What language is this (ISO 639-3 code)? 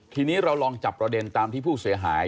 tha